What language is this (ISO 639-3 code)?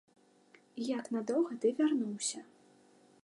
bel